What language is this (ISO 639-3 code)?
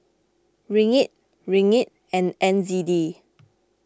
eng